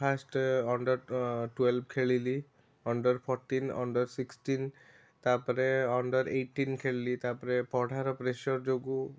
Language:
Odia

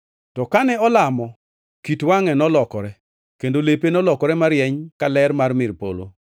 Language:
Luo (Kenya and Tanzania)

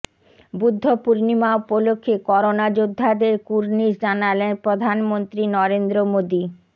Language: Bangla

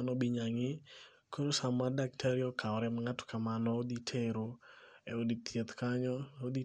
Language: Luo (Kenya and Tanzania)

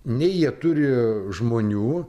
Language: Lithuanian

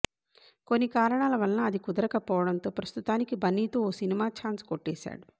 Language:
Telugu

